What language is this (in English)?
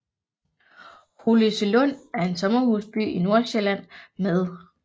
Danish